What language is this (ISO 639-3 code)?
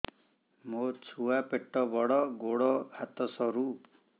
ori